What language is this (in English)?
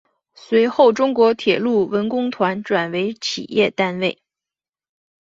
Chinese